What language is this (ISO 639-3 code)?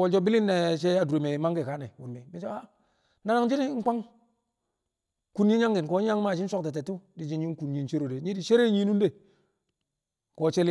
kcq